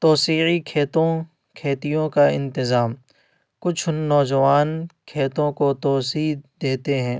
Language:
Urdu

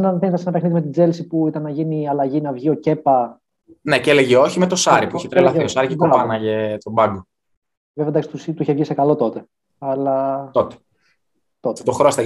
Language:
Greek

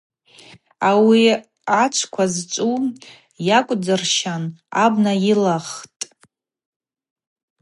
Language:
Abaza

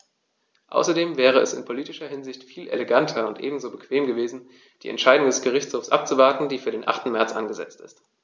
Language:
German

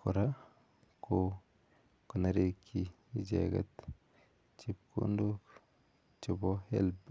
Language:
Kalenjin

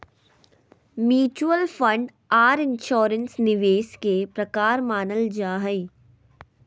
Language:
Magahi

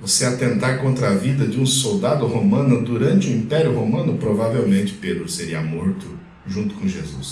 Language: Portuguese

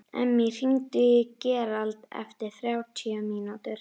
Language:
Icelandic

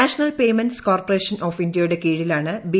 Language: Malayalam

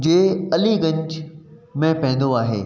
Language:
Sindhi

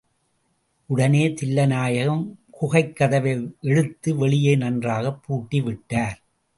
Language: Tamil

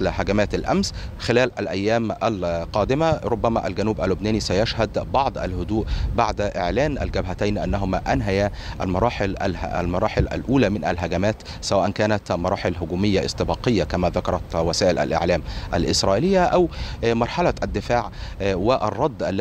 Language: Arabic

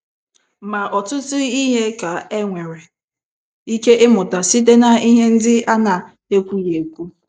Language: Igbo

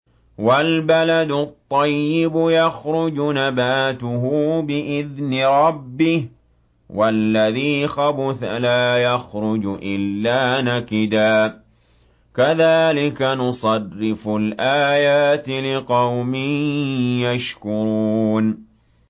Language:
Arabic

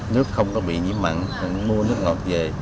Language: Vietnamese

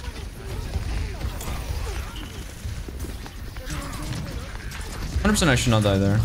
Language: English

